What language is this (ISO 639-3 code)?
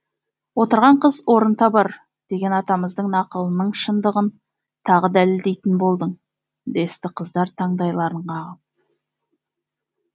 kaz